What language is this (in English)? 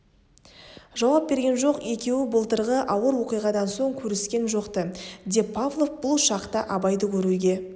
Kazakh